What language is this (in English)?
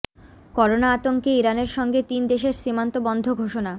Bangla